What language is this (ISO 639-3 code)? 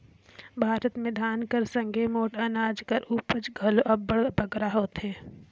hne